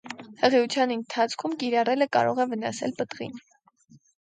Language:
Armenian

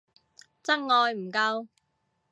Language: Cantonese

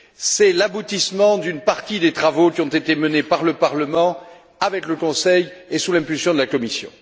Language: French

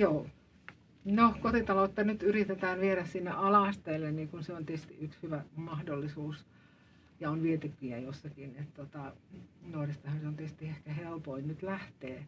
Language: Finnish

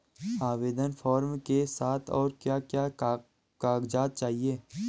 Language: Hindi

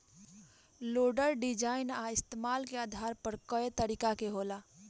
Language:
Bhojpuri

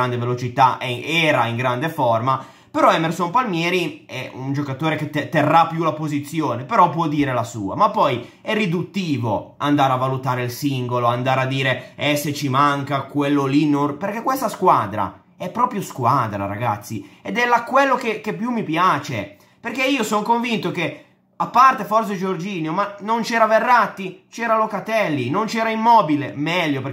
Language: Italian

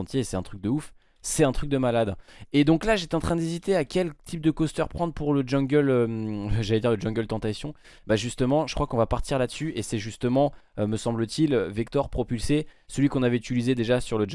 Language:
French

